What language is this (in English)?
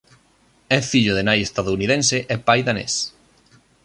Galician